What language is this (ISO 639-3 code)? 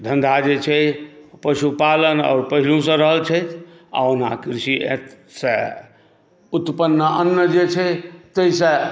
mai